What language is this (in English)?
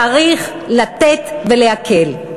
Hebrew